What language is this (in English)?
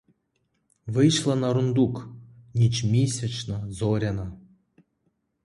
Ukrainian